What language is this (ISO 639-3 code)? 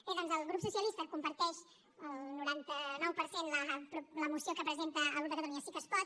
cat